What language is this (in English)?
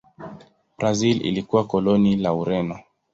Swahili